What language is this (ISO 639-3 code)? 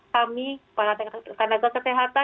ind